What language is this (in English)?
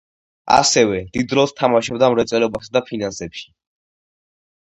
Georgian